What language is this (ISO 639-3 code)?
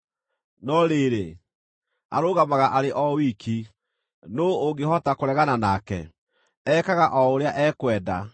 kik